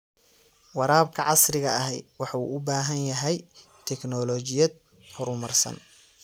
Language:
Somali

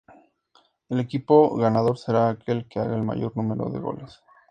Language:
Spanish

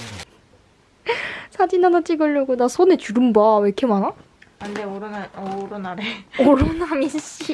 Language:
Korean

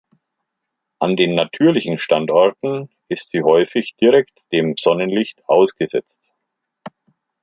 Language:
German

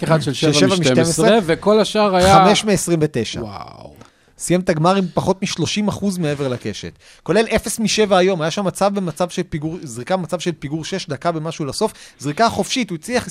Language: Hebrew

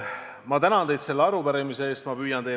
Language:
Estonian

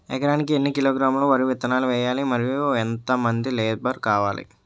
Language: Telugu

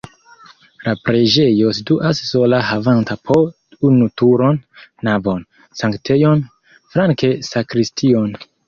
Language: Esperanto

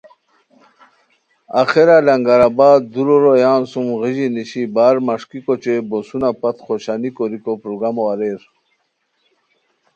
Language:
Khowar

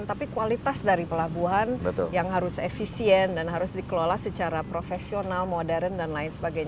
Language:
Indonesian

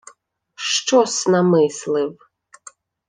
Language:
Ukrainian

